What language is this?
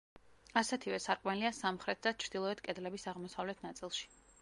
Georgian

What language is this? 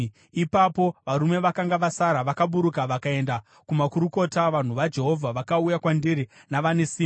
Shona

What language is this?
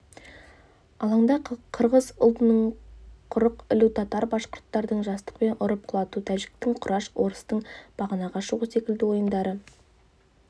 Kazakh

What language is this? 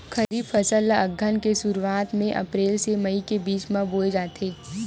Chhattisgarhi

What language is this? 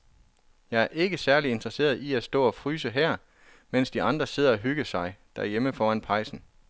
Danish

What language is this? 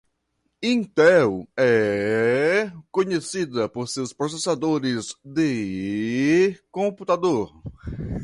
Portuguese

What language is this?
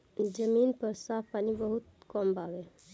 Bhojpuri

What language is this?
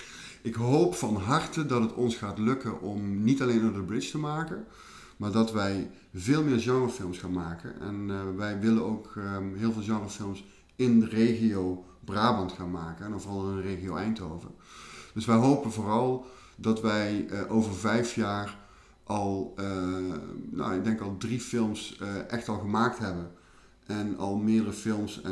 Dutch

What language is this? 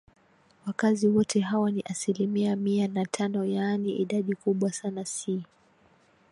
Swahili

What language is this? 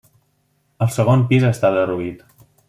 Catalan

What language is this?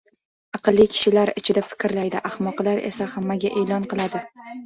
Uzbek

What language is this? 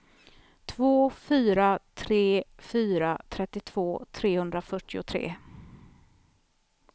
Swedish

